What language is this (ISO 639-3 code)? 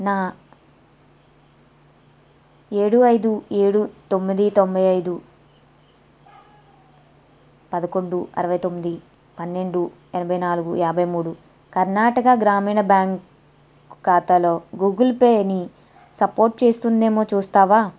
tel